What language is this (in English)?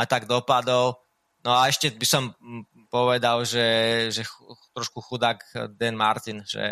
Slovak